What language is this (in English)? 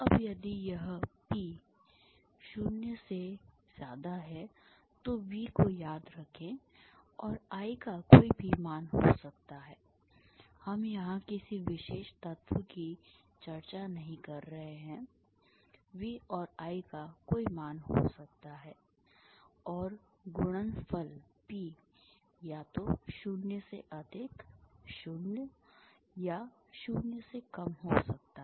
Hindi